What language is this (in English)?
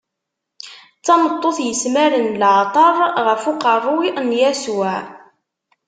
Kabyle